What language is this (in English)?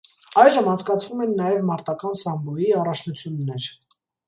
Armenian